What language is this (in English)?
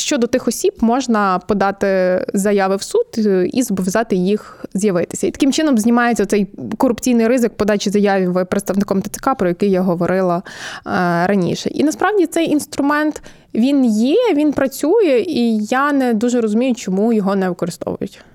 Ukrainian